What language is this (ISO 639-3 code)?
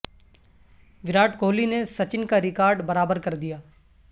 urd